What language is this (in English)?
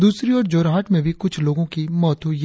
Hindi